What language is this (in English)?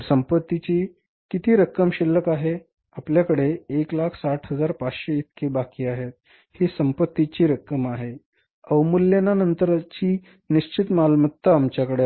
Marathi